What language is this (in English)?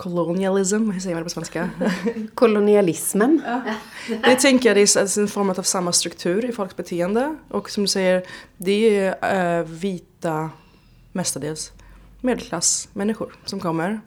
Swedish